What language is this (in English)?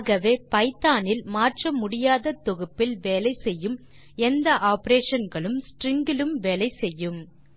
Tamil